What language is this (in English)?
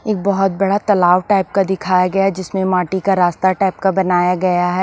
Hindi